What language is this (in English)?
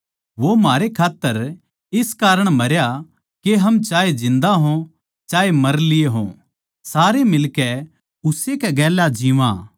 Haryanvi